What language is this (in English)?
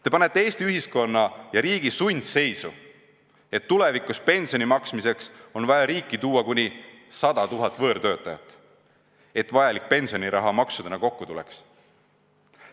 Estonian